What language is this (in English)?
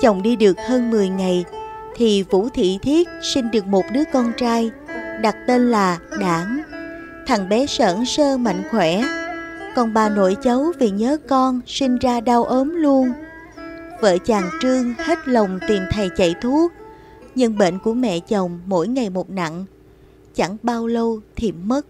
Vietnamese